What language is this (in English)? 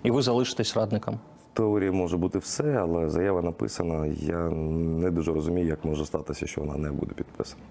Ukrainian